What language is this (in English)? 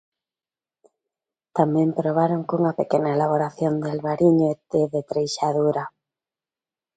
Galician